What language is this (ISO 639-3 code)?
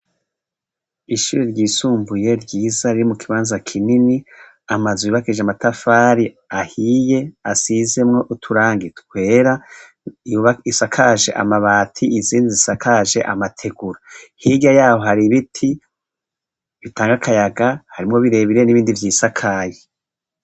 run